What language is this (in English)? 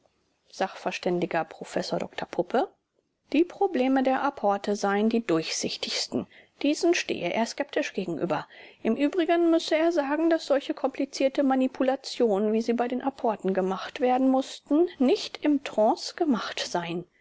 German